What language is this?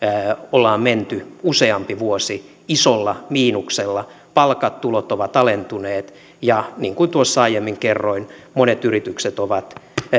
Finnish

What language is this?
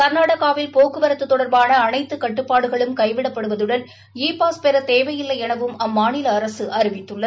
Tamil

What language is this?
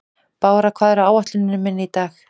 Icelandic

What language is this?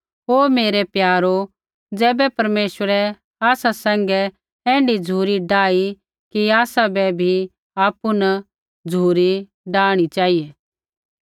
Kullu Pahari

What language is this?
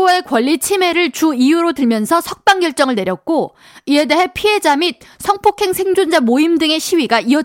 Korean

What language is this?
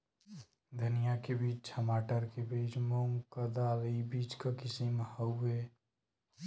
Bhojpuri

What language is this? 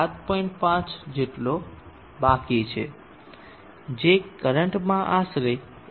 Gujarati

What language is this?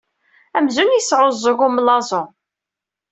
Kabyle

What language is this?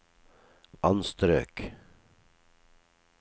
Norwegian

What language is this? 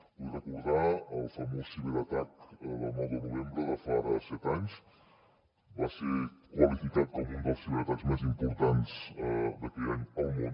Catalan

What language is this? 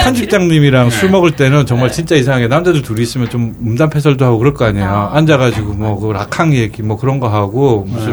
Korean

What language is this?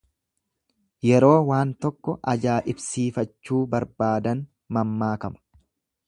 Oromo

